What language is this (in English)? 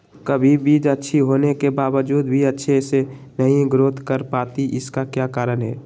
Magahi